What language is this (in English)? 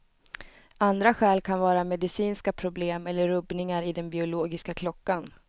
Swedish